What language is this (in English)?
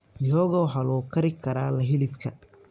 Somali